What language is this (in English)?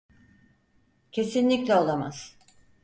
Turkish